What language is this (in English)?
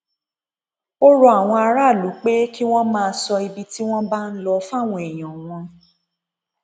Yoruba